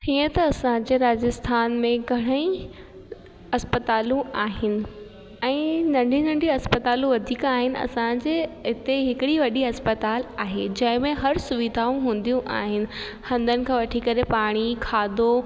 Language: Sindhi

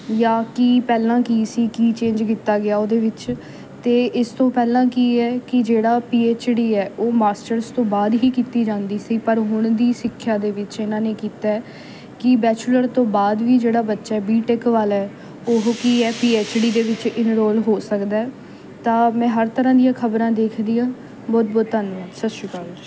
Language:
Punjabi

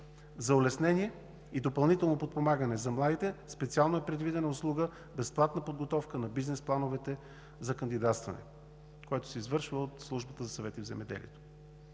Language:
Bulgarian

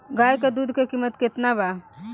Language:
Bhojpuri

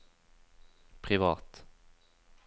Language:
Norwegian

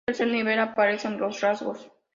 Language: Spanish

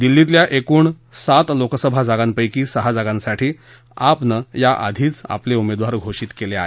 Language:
Marathi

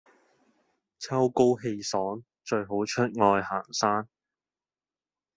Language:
Cantonese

